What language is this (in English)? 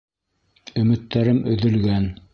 Bashkir